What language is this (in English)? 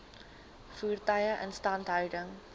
Afrikaans